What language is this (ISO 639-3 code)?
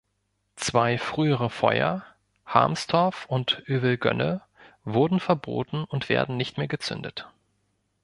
deu